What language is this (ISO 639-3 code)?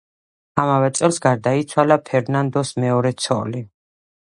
kat